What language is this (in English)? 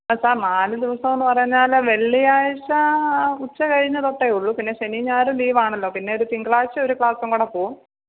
Malayalam